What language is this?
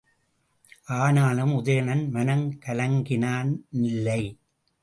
Tamil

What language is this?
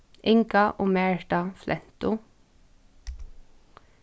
Faroese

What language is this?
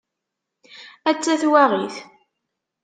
Kabyle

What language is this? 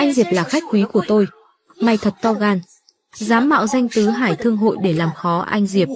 Vietnamese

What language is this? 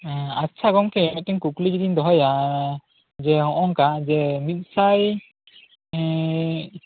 Santali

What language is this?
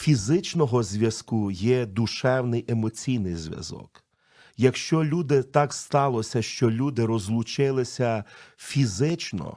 Ukrainian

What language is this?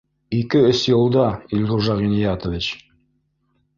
Bashkir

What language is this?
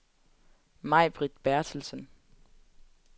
Danish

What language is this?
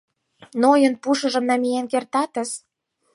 Mari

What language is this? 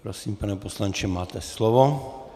Czech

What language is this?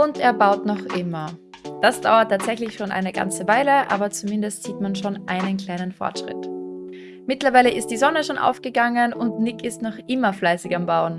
German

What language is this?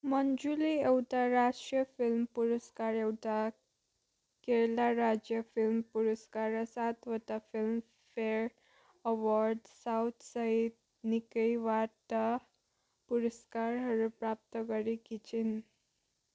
Nepali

